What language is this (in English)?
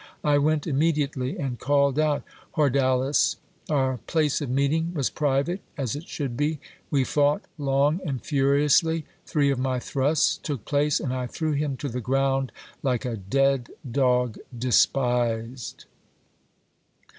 English